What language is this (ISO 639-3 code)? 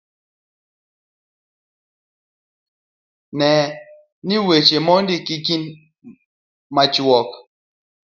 luo